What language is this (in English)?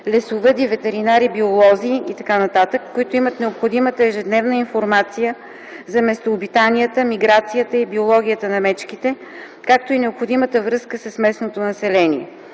Bulgarian